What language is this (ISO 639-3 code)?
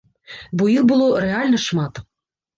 bel